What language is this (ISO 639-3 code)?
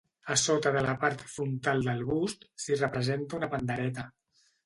cat